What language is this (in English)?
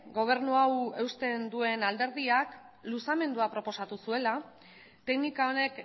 Basque